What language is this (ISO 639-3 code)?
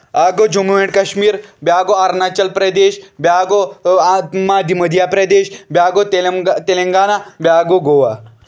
kas